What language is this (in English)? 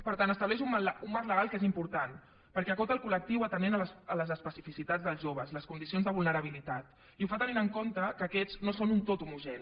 Catalan